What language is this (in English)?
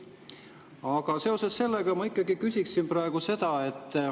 Estonian